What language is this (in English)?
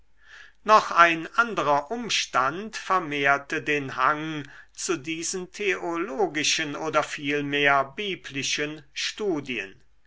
German